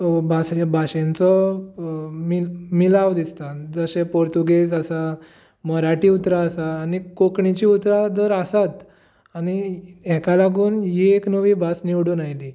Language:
Konkani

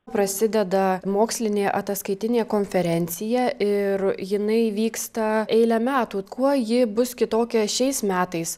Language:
Lithuanian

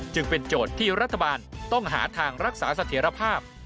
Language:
Thai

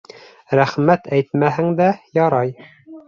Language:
Bashkir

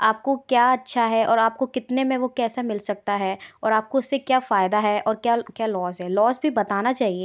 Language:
Hindi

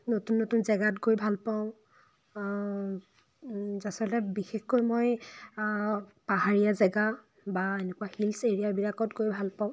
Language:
Assamese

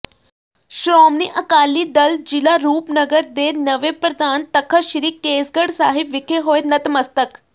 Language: Punjabi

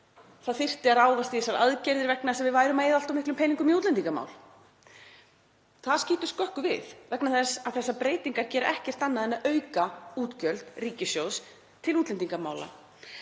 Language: Icelandic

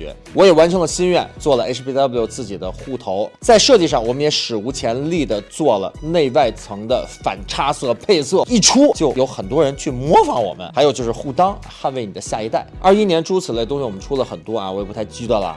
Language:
Chinese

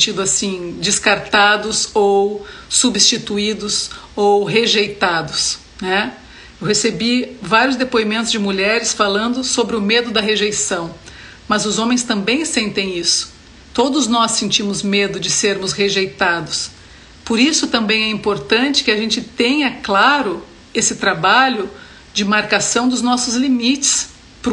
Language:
Portuguese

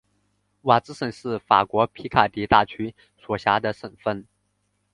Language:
Chinese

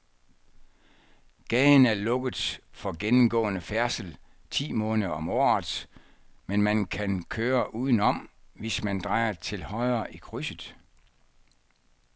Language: Danish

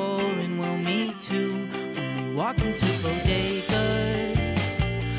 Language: Japanese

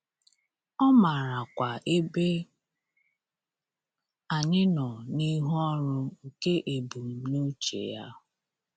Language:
Igbo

